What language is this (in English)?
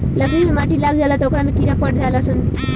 Bhojpuri